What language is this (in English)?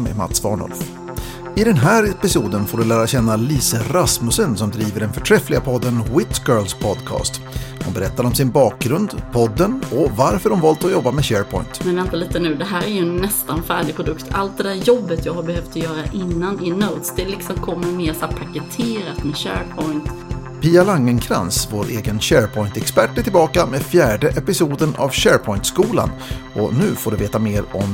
Swedish